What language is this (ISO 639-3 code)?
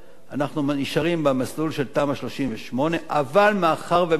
heb